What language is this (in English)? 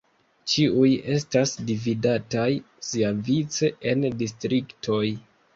Esperanto